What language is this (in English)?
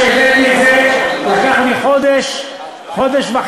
Hebrew